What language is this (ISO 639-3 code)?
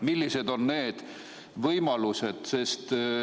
est